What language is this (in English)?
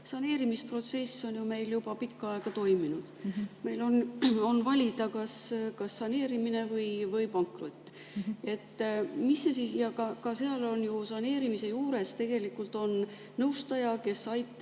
Estonian